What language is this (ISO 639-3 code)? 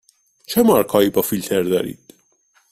fas